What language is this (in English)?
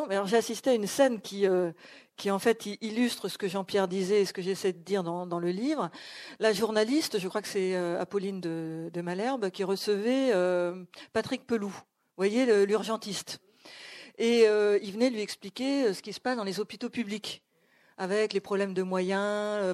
French